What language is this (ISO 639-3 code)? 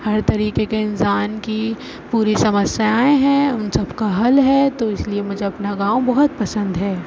urd